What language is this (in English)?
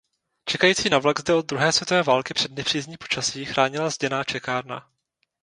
Czech